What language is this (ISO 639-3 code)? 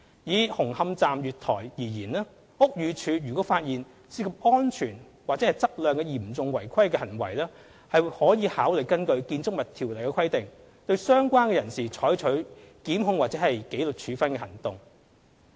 yue